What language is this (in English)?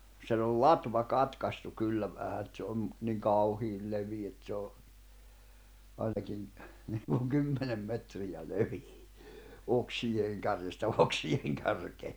Finnish